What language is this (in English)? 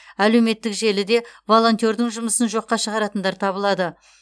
Kazakh